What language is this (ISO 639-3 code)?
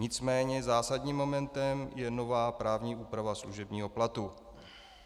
ces